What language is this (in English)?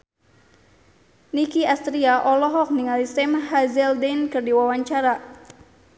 Sundanese